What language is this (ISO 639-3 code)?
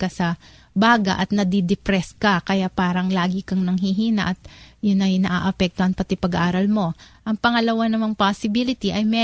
fil